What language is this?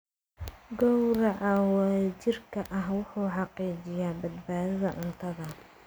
Somali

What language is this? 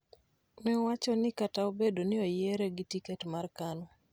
Luo (Kenya and Tanzania)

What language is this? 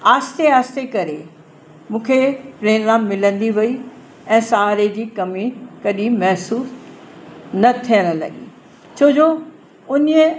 Sindhi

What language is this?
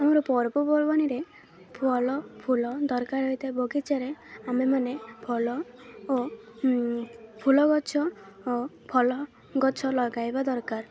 Odia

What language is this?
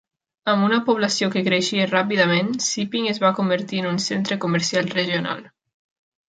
Catalan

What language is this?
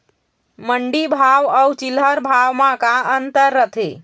Chhattisgarhi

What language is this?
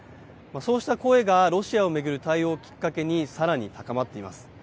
Japanese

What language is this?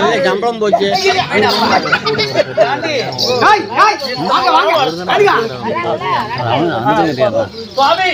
Tamil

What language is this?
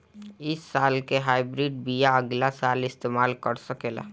Bhojpuri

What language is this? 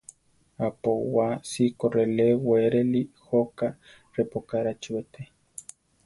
Central Tarahumara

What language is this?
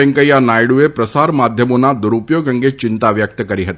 Gujarati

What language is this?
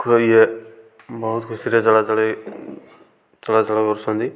Odia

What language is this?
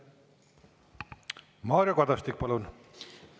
Estonian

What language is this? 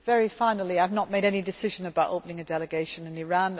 English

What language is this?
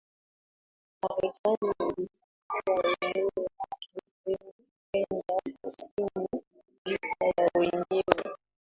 Swahili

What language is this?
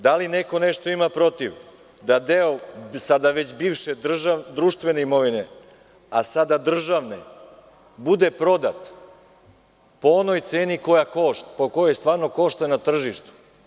Serbian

